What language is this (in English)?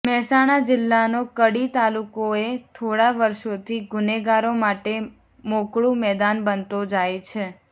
Gujarati